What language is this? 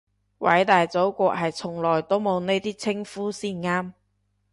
Cantonese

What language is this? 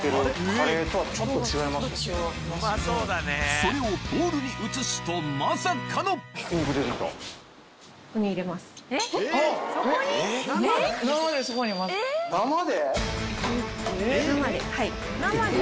Japanese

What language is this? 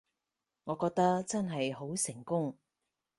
Cantonese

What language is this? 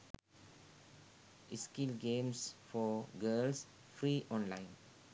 Sinhala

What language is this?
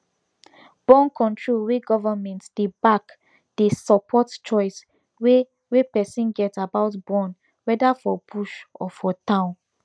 Nigerian Pidgin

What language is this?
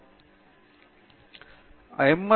Tamil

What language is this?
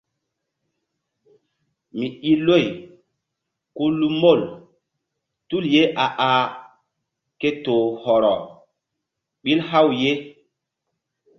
Mbum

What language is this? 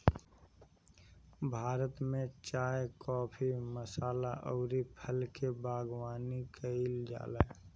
Bhojpuri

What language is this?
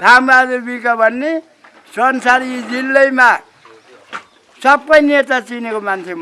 Turkish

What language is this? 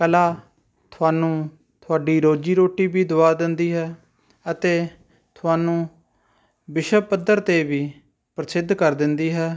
Punjabi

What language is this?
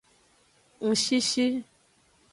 Aja (Benin)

